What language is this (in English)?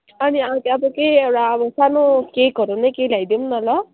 Nepali